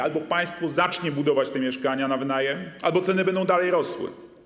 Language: Polish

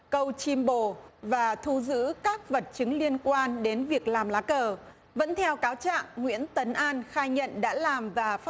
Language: Vietnamese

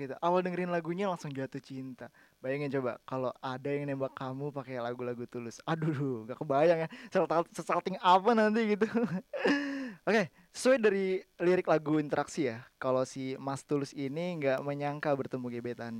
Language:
Indonesian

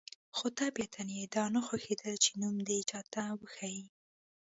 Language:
Pashto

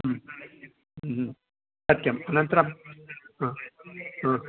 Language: Sanskrit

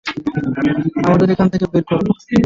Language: Bangla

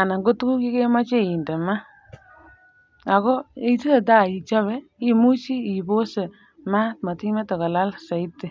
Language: Kalenjin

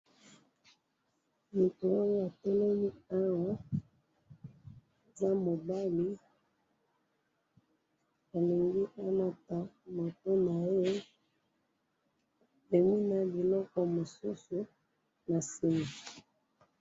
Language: Lingala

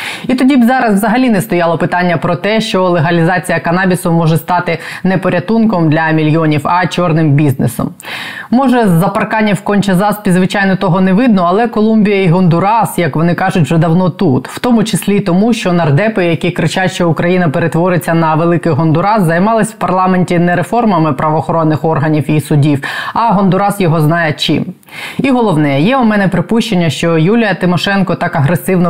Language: Ukrainian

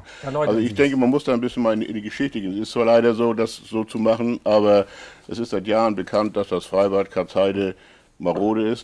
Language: German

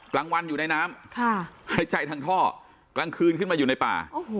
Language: Thai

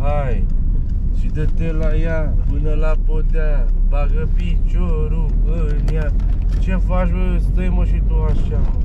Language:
Romanian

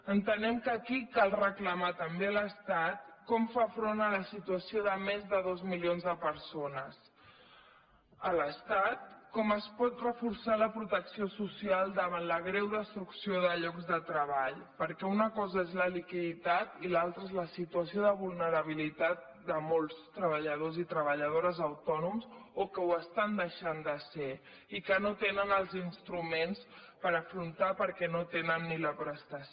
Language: Catalan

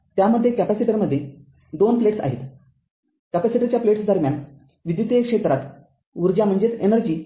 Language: Marathi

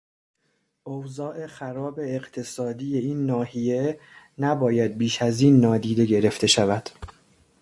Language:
Persian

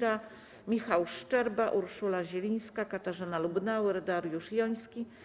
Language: Polish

